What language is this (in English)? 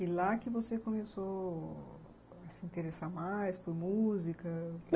Portuguese